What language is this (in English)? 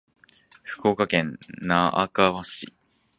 Japanese